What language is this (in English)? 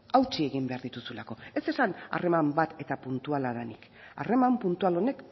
Basque